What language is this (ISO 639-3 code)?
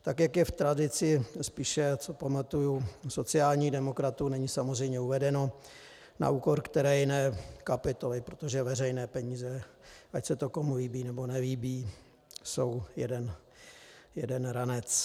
ces